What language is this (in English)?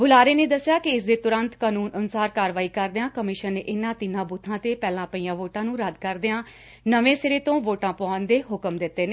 Punjabi